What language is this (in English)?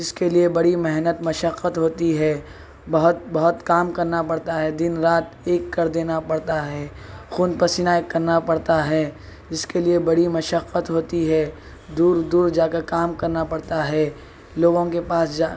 Urdu